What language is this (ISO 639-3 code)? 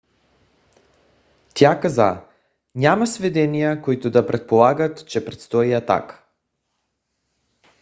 bul